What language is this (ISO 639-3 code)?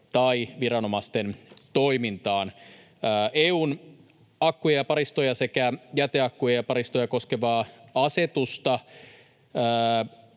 fin